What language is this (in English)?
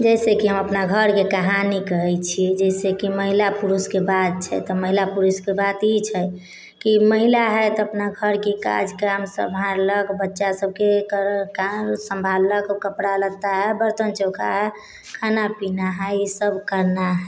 Maithili